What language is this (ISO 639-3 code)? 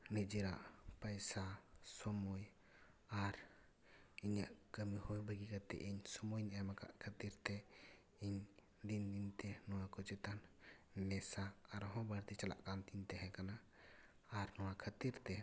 sat